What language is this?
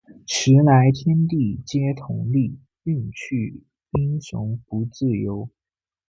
Chinese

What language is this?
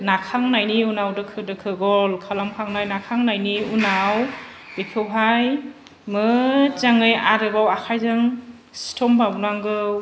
Bodo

